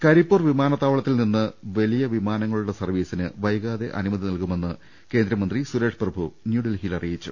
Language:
Malayalam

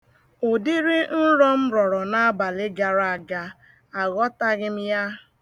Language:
Igbo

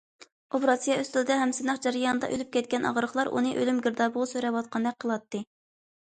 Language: Uyghur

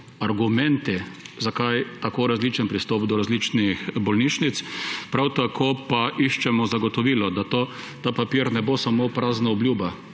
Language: Slovenian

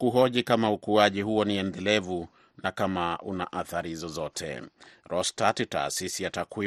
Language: Swahili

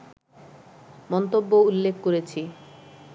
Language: Bangla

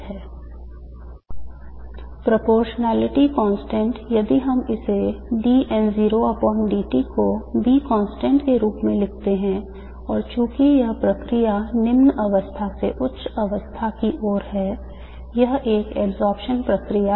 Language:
Hindi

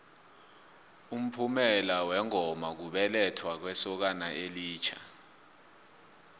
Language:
South Ndebele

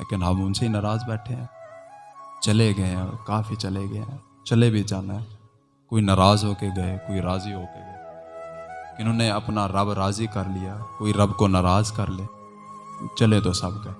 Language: Urdu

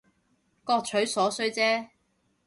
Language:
Cantonese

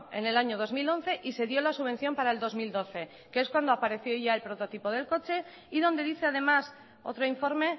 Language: Spanish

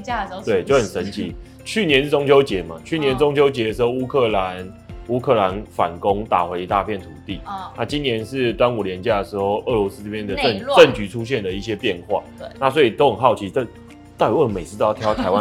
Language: Chinese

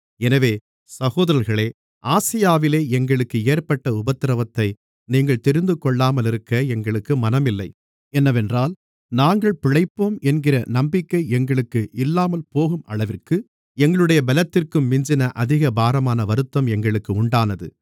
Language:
Tamil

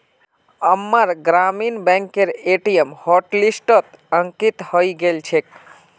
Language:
Magahi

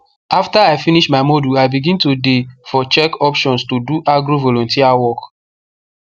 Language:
Nigerian Pidgin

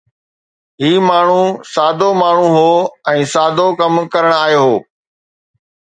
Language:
Sindhi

